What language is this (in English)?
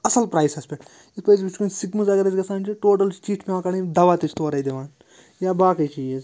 Kashmiri